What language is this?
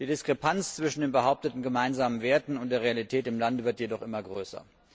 German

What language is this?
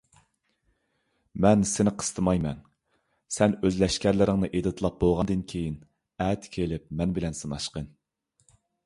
Uyghur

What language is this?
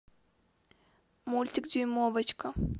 Russian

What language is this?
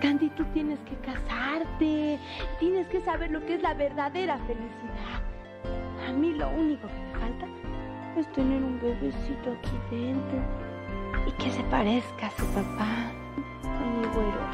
Spanish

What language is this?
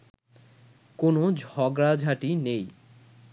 Bangla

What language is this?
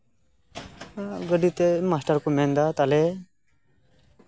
Santali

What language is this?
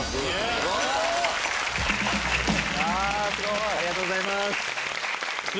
Japanese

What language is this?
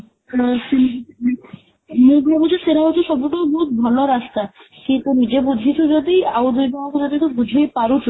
Odia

